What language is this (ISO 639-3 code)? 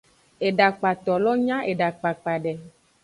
ajg